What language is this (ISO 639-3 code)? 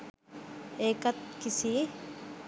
sin